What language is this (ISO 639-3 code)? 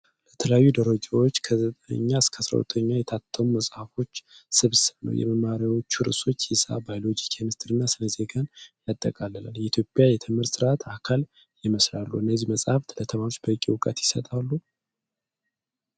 amh